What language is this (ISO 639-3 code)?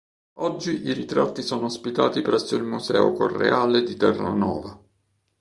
ita